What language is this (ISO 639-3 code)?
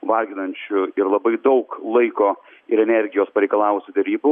lit